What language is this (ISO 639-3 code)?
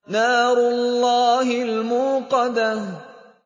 ara